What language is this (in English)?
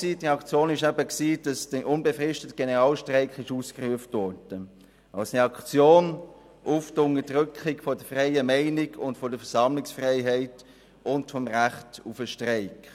Swiss German